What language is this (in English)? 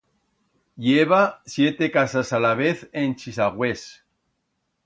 Aragonese